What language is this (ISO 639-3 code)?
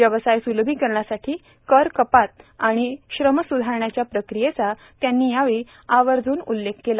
mar